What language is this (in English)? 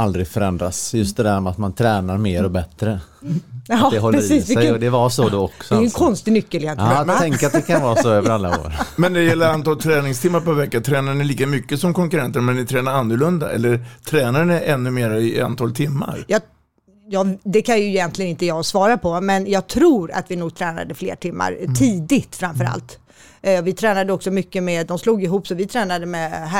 Swedish